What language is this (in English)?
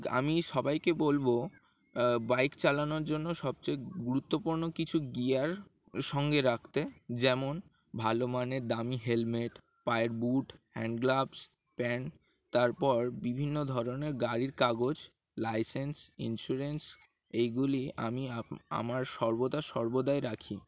Bangla